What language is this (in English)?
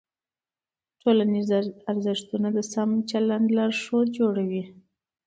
Pashto